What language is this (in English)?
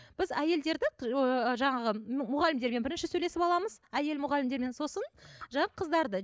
Kazakh